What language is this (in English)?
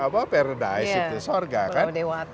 Indonesian